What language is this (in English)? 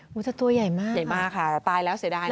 Thai